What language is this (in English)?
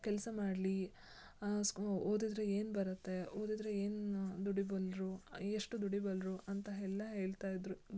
Kannada